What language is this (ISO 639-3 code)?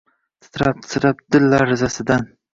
uzb